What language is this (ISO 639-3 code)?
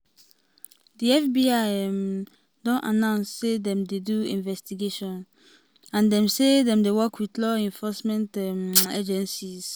pcm